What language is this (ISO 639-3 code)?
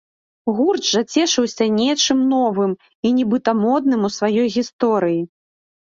bel